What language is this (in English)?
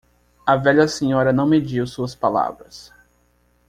Portuguese